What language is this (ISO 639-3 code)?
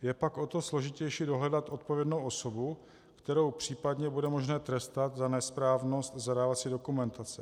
ces